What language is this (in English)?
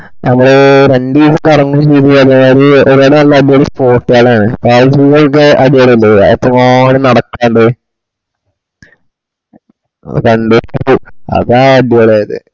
Malayalam